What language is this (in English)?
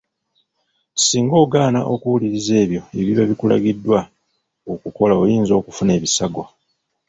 Ganda